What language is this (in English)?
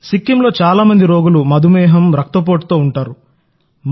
Telugu